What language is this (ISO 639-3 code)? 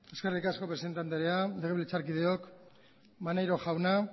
eus